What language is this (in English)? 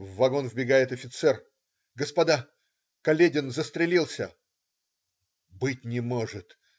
Russian